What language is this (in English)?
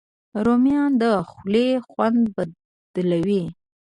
Pashto